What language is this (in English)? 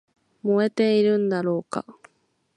Japanese